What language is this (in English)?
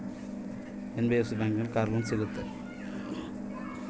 Kannada